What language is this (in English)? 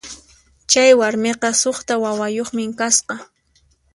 Puno Quechua